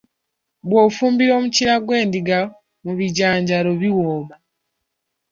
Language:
Ganda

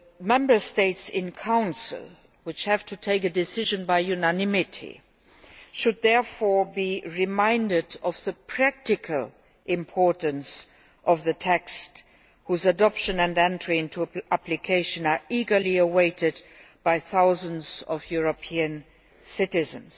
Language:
English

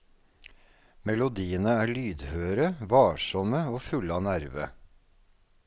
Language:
Norwegian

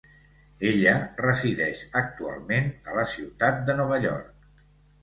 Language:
Catalan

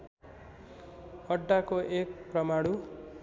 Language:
Nepali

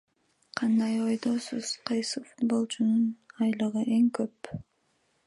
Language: Kyrgyz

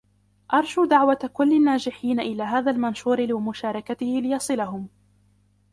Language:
Arabic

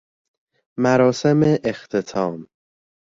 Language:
Persian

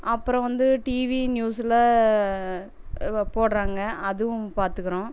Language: Tamil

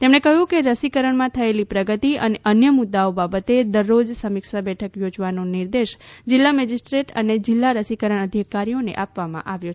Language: Gujarati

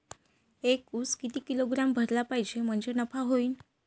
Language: Marathi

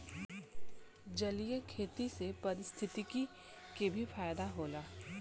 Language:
Bhojpuri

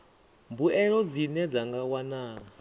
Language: Venda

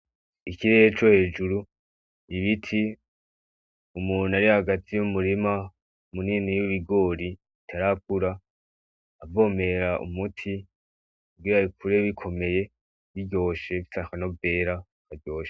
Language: Rundi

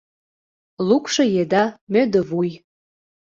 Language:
Mari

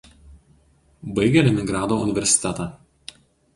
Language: Lithuanian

